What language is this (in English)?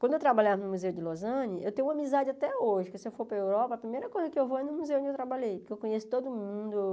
Portuguese